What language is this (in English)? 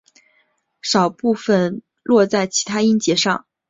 Chinese